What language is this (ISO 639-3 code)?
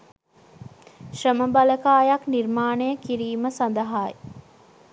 sin